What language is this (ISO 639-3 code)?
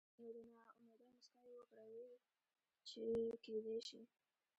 pus